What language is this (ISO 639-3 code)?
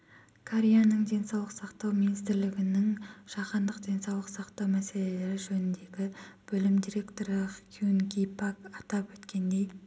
kaz